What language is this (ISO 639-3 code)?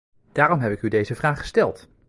nld